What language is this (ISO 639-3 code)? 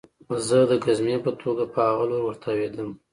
pus